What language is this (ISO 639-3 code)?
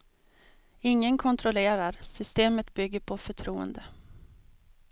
swe